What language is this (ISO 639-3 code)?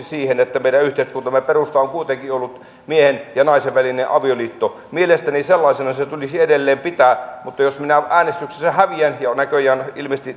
fin